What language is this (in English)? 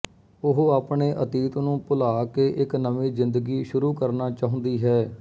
Punjabi